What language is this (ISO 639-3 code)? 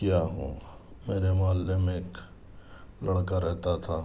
urd